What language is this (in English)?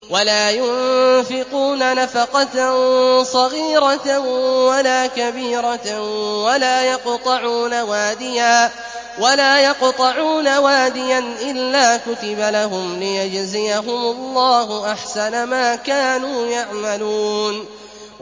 Arabic